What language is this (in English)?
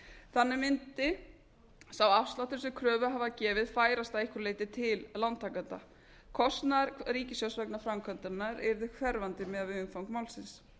Icelandic